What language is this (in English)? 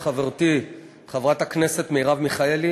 Hebrew